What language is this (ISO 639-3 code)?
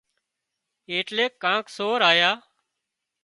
kxp